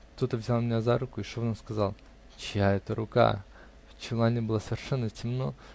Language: Russian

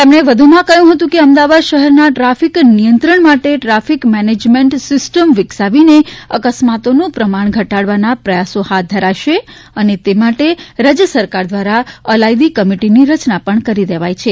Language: Gujarati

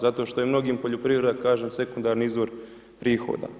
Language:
Croatian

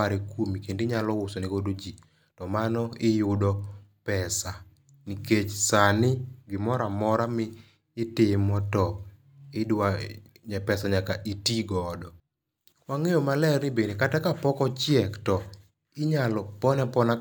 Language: Luo (Kenya and Tanzania)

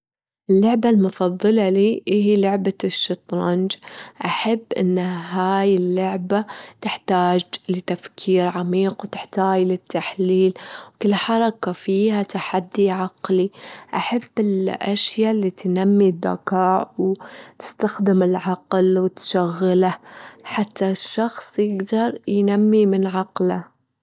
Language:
Gulf Arabic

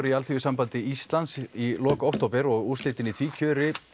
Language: Icelandic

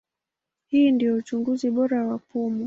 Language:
Swahili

